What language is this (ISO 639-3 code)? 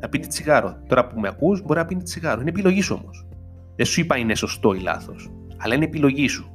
ell